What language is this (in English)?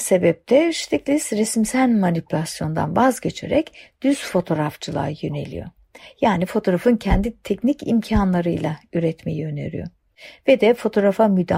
Turkish